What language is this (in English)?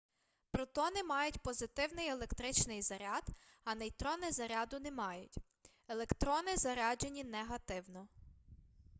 Ukrainian